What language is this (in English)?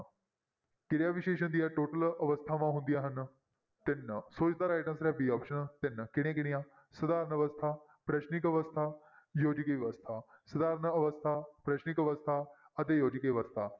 Punjabi